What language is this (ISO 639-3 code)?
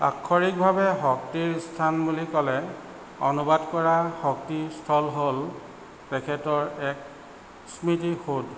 asm